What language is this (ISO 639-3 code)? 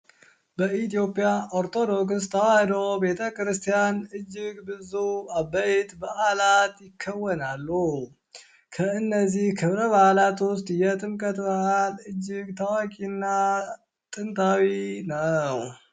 amh